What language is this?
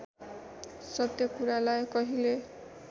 Nepali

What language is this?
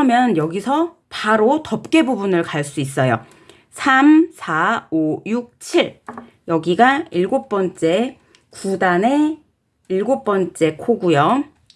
Korean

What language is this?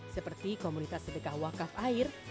Indonesian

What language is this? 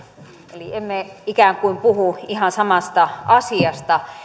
Finnish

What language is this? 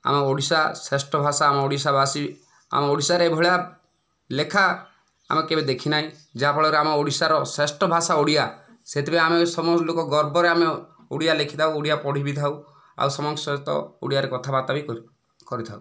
Odia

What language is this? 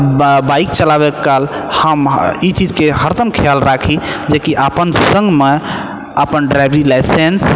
Maithili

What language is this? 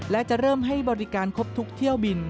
Thai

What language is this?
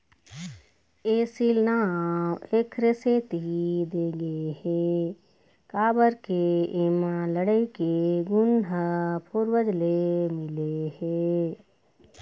Chhattisgarhi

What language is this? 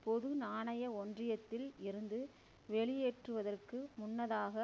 Tamil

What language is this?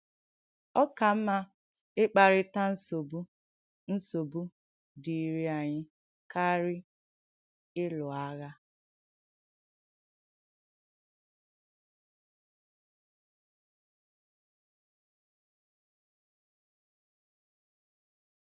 Igbo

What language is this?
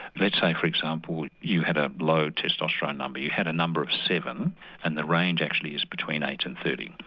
English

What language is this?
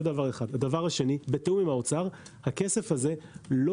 Hebrew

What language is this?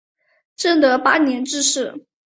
Chinese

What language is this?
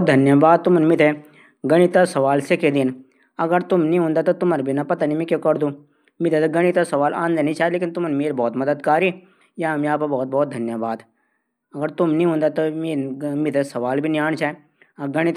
Garhwali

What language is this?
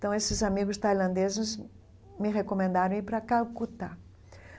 Portuguese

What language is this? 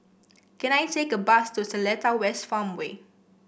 English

